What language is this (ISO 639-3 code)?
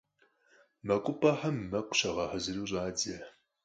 kbd